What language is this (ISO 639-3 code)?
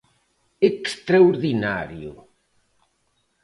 glg